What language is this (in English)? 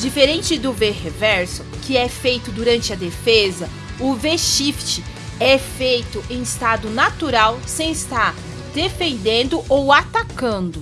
Portuguese